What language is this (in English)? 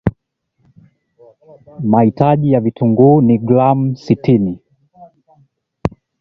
Swahili